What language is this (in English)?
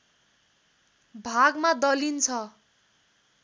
Nepali